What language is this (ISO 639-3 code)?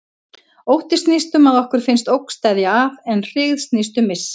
isl